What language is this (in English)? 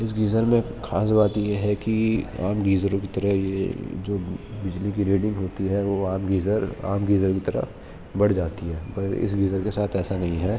Urdu